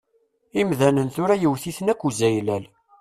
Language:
Kabyle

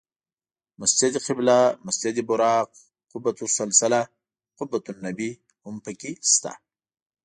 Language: Pashto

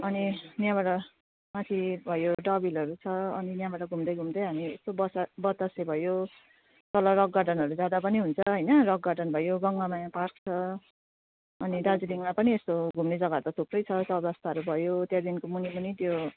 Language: Nepali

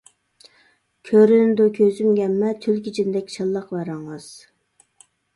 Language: Uyghur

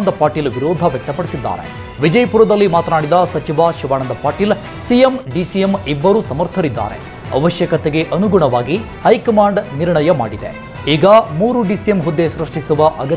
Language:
Arabic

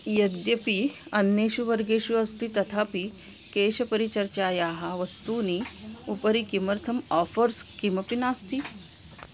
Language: Sanskrit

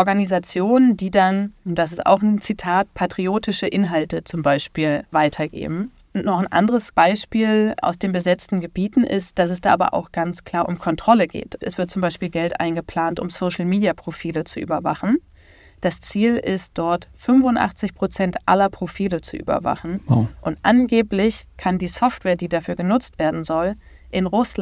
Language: German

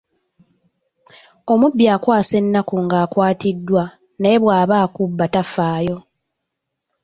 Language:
Ganda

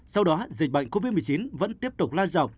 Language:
Vietnamese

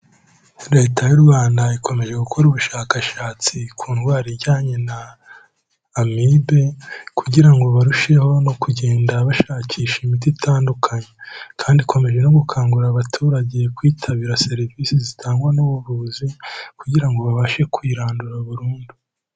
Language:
Kinyarwanda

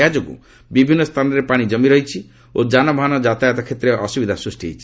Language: Odia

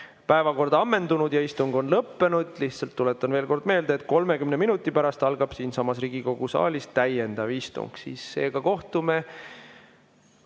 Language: Estonian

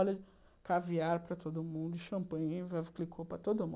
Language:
Portuguese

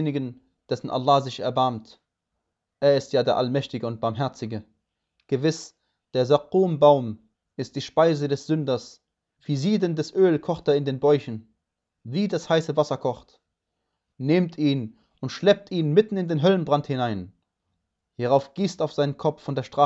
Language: German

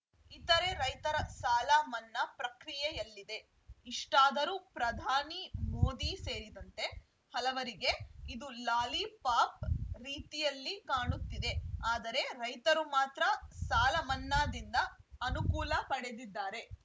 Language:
Kannada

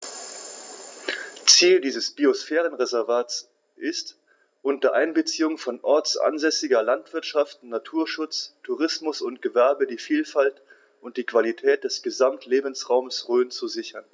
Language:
German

